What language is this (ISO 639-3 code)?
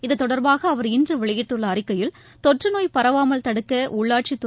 tam